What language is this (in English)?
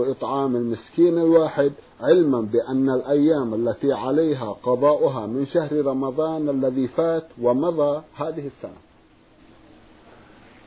Arabic